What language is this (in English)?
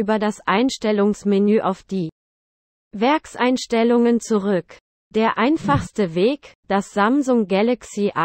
German